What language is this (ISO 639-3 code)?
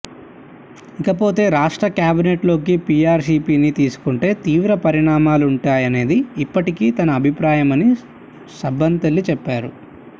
tel